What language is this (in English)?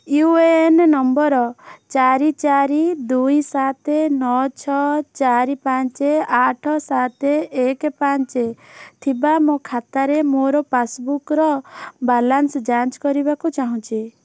Odia